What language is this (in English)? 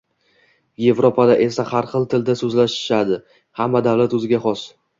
Uzbek